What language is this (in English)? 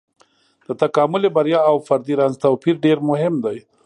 Pashto